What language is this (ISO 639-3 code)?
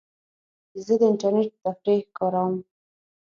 pus